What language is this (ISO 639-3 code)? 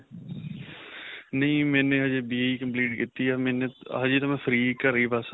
pan